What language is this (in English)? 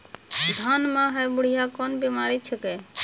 Maithili